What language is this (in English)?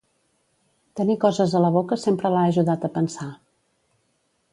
Catalan